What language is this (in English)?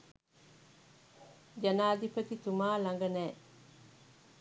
Sinhala